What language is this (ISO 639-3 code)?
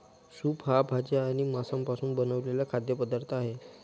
mar